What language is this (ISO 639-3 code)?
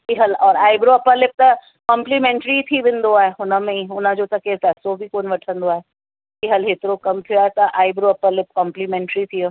snd